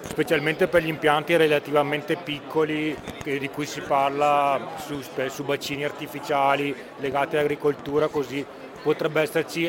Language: Italian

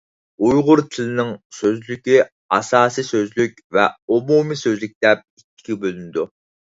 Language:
Uyghur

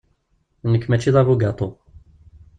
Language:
Kabyle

